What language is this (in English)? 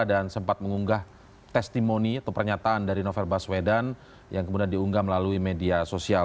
Indonesian